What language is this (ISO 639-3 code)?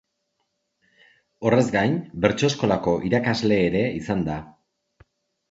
eus